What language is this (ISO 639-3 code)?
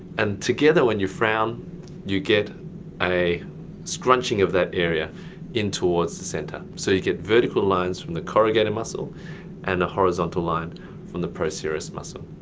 eng